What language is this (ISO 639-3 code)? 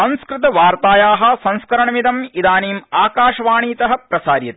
san